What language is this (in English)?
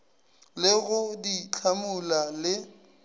Northern Sotho